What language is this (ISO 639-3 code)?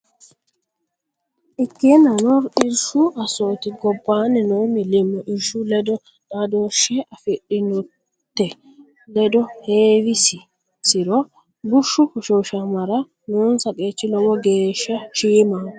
sid